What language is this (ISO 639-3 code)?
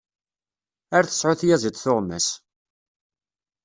kab